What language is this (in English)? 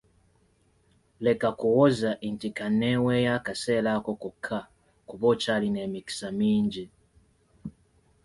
Ganda